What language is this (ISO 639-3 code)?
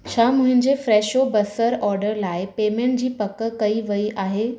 snd